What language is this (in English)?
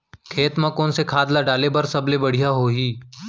Chhattisgarhi